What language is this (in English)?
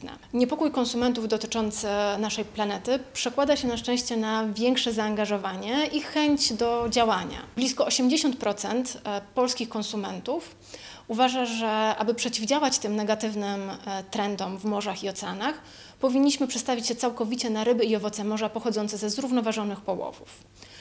Polish